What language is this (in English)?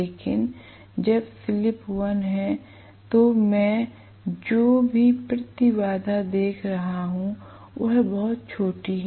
Hindi